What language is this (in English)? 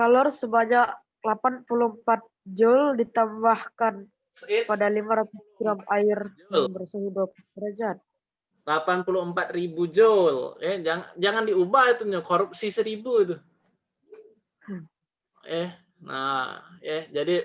Indonesian